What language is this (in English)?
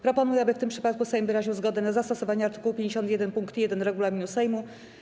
Polish